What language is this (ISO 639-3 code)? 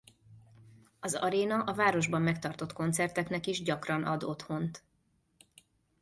hun